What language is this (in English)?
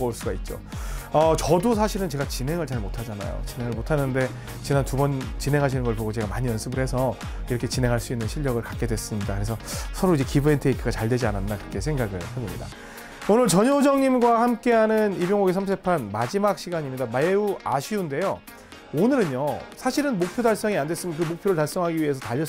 Korean